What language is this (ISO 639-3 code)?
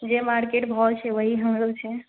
mai